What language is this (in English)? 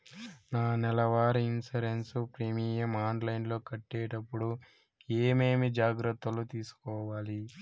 Telugu